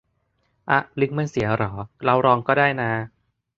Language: Thai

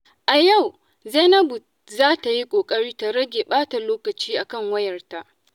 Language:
Hausa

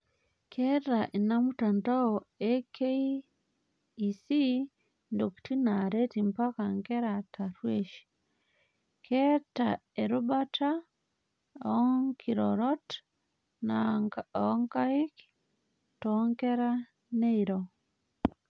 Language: Masai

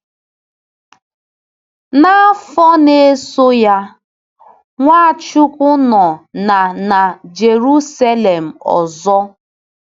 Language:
Igbo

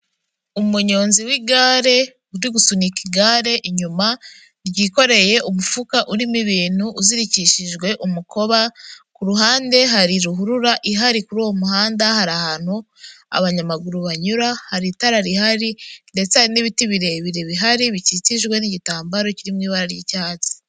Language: Kinyarwanda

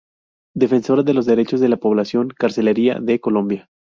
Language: Spanish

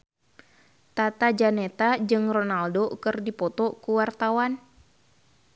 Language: Sundanese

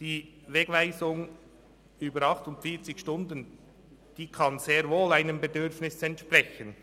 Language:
Swiss German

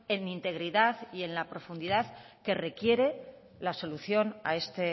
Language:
Spanish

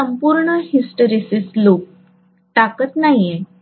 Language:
Marathi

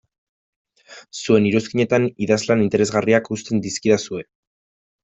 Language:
Basque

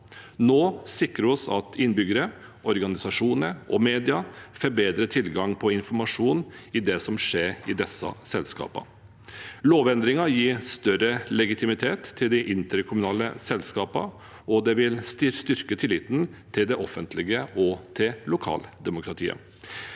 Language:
Norwegian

